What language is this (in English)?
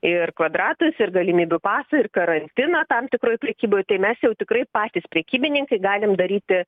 Lithuanian